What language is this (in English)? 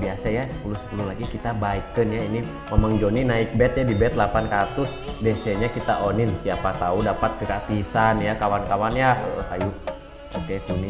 Indonesian